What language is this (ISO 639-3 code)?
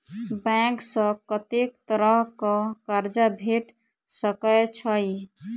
mai